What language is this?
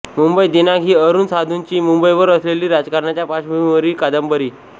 Marathi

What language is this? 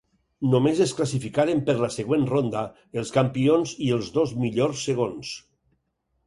Catalan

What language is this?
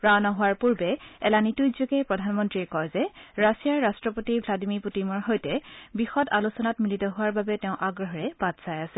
Assamese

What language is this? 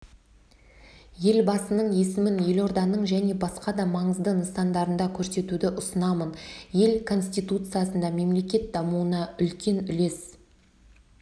Kazakh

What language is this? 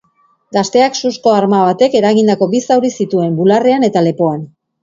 Basque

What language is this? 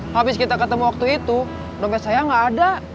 Indonesian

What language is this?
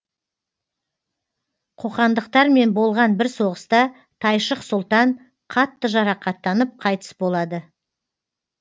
Kazakh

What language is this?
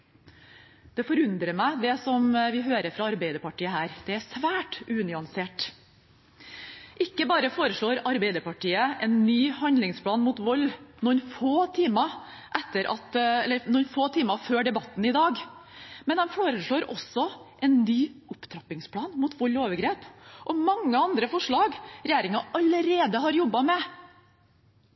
Norwegian Bokmål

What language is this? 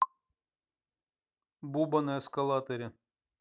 Russian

